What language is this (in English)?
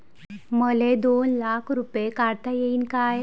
Marathi